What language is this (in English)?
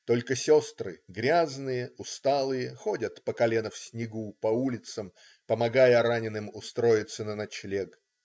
Russian